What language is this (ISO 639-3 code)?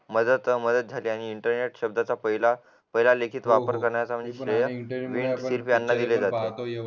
mar